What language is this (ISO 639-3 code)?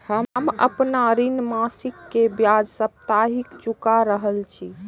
mai